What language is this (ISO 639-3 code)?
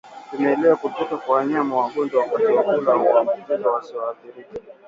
swa